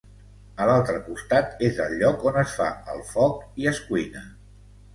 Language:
Catalan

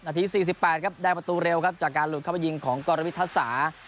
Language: Thai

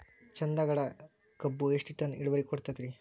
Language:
Kannada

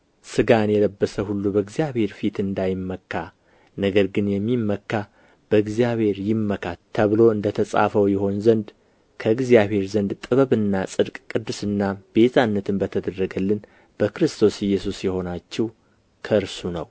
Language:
Amharic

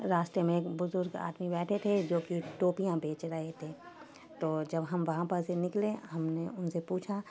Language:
Urdu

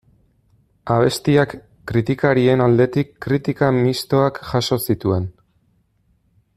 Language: Basque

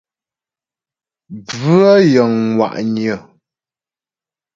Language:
Ghomala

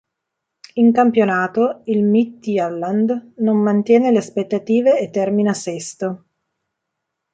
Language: Italian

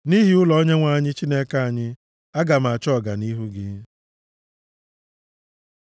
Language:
Igbo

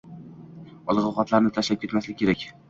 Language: Uzbek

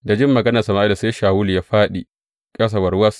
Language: Hausa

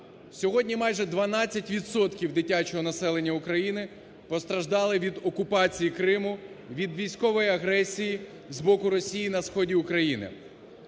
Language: Ukrainian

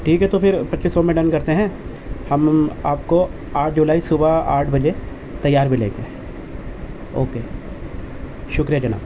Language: Urdu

